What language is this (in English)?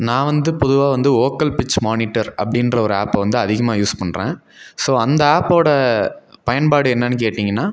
Tamil